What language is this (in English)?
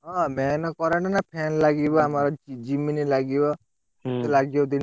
Odia